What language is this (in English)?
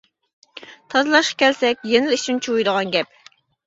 Uyghur